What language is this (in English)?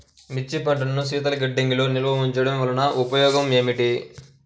Telugu